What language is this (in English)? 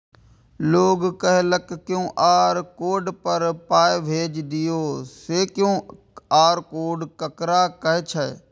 Maithili